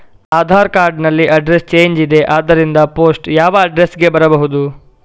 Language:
Kannada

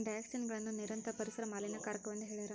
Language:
Kannada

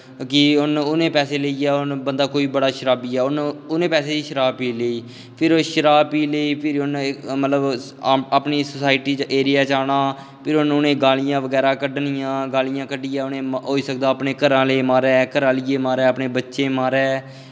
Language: Dogri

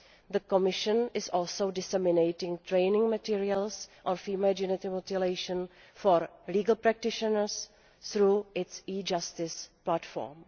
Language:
English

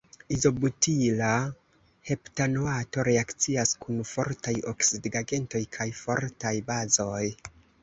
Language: Esperanto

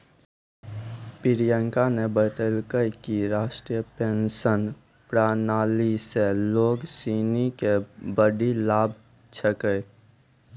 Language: Maithili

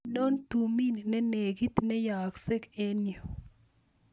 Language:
Kalenjin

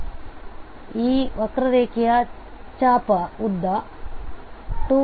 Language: Kannada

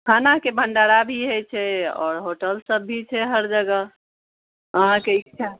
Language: Maithili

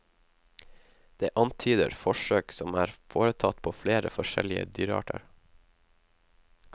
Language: Norwegian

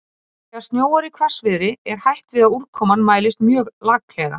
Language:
Icelandic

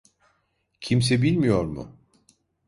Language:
Turkish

